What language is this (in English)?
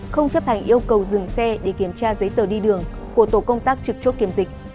Vietnamese